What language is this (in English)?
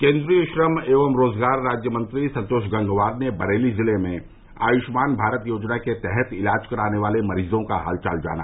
Hindi